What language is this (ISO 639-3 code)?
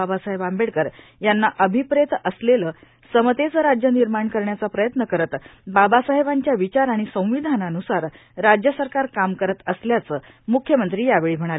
mar